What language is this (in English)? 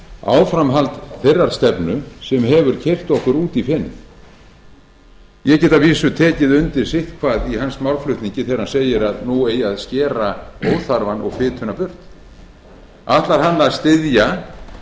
Icelandic